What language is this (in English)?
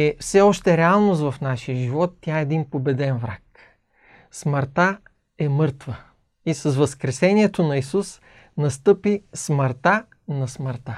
Bulgarian